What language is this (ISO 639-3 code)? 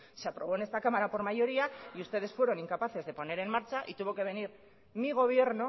spa